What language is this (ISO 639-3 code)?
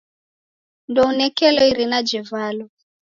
dav